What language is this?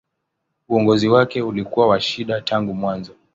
Swahili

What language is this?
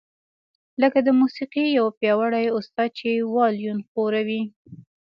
Pashto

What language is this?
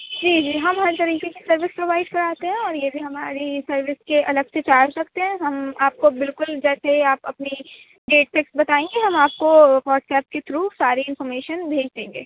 Urdu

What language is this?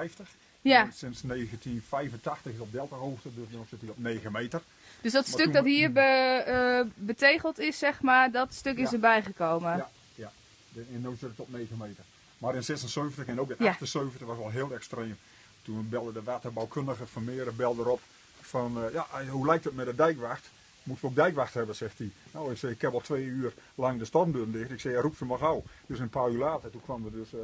Dutch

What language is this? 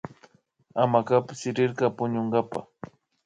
Imbabura Highland Quichua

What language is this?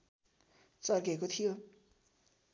Nepali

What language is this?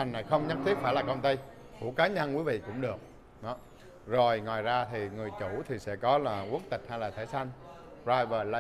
Vietnamese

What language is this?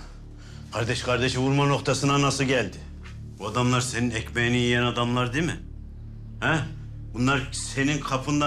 Turkish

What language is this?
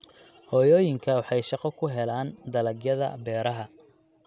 Somali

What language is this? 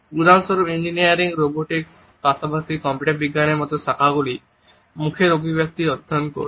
Bangla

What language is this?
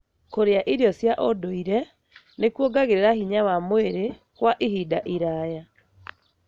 Kikuyu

